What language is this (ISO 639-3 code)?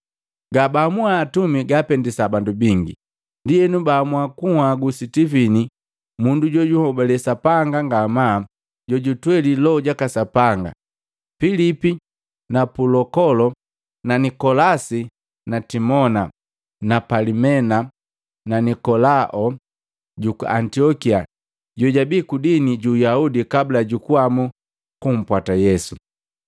mgv